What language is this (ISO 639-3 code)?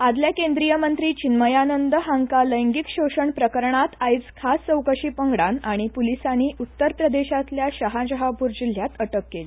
kok